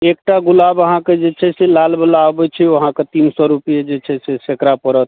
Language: Maithili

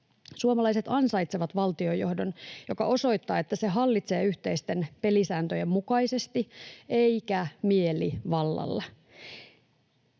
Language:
Finnish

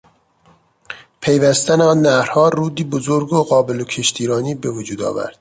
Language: Persian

